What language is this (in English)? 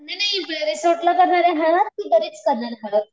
Marathi